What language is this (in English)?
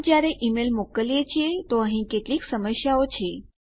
Gujarati